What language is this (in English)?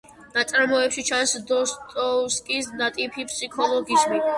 Georgian